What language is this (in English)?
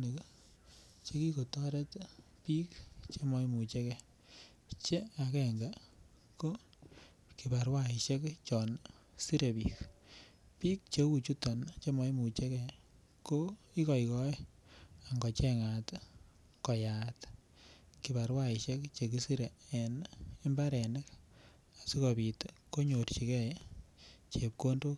Kalenjin